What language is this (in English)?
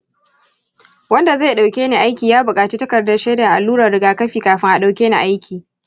Hausa